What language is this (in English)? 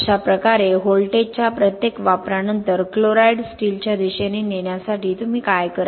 Marathi